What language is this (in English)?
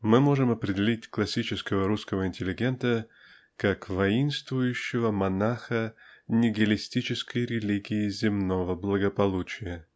Russian